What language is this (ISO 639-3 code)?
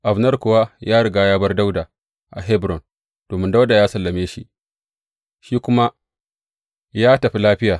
hau